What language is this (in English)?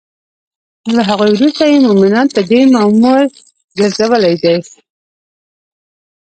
Pashto